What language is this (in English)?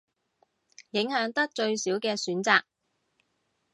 Cantonese